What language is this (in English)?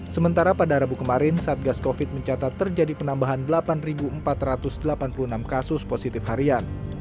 Indonesian